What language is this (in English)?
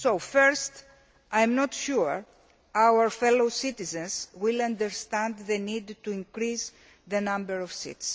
English